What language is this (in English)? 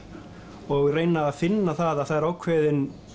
Icelandic